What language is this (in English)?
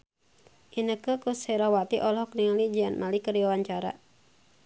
Sundanese